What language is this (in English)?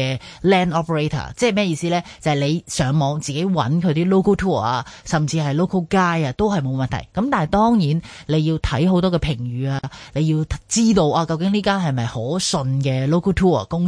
Chinese